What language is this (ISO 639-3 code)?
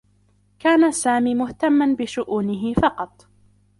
ara